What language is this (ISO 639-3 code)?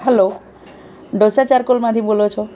guj